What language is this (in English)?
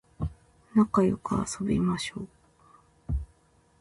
Japanese